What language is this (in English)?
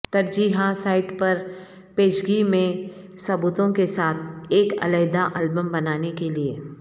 Urdu